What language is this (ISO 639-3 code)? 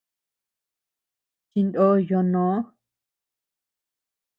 cux